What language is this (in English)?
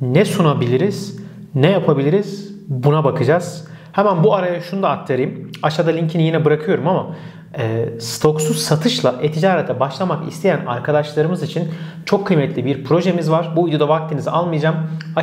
Turkish